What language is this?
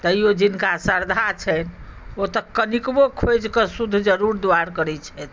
Maithili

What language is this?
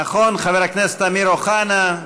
Hebrew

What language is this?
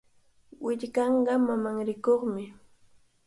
Cajatambo North Lima Quechua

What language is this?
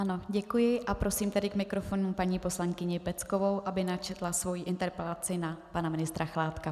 Czech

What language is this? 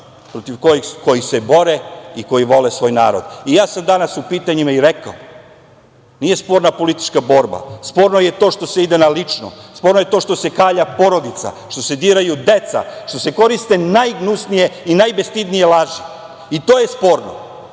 Serbian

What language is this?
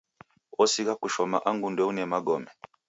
Taita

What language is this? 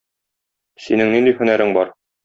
Tatar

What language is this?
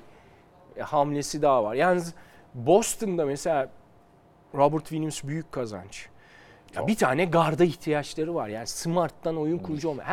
Turkish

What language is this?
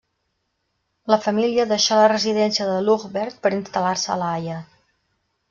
Catalan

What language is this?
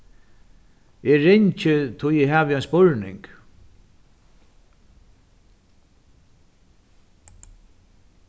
Faroese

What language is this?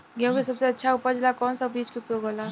Bhojpuri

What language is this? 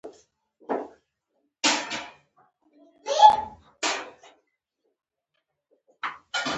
Pashto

